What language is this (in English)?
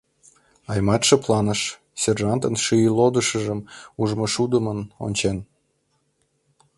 Mari